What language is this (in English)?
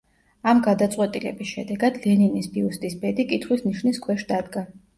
Georgian